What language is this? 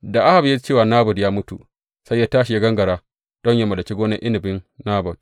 Hausa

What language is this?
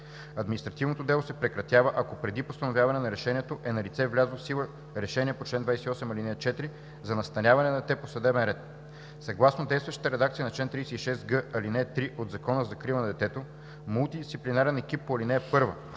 Bulgarian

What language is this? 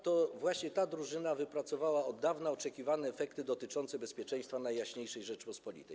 Polish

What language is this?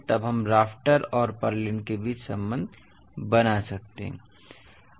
Hindi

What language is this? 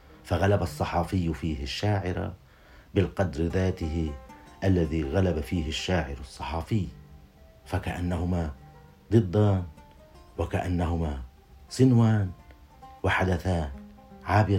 Arabic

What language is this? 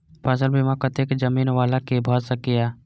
Maithili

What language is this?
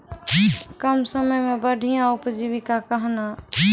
Maithili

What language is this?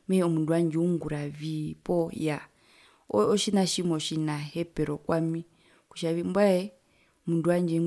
Herero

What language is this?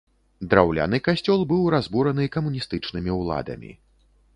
Belarusian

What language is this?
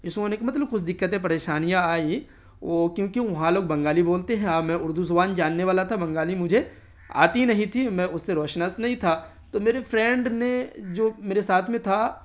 Urdu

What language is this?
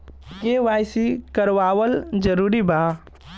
Bhojpuri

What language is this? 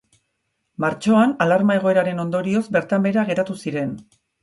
Basque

